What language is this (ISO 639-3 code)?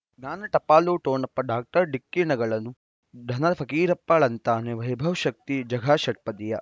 kan